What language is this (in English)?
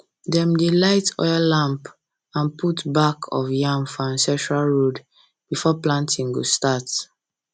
Nigerian Pidgin